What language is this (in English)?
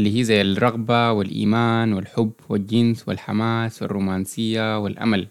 Arabic